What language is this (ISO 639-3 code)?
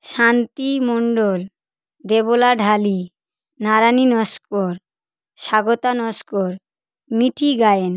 ben